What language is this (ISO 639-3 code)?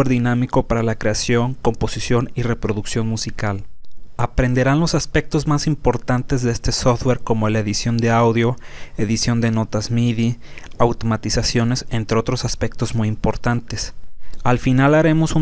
spa